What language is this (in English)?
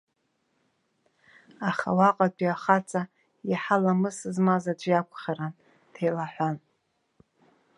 Abkhazian